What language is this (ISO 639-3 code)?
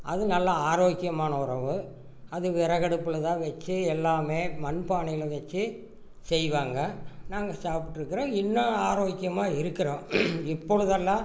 tam